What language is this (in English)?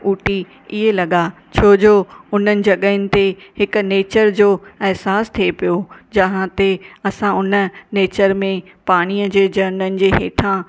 Sindhi